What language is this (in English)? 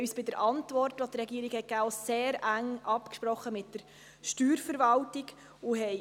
Swiss German